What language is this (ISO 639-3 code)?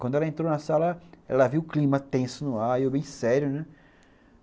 por